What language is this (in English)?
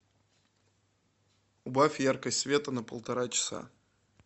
Russian